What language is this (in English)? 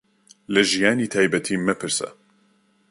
Central Kurdish